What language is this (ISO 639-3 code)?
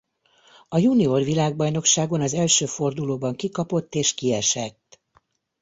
hun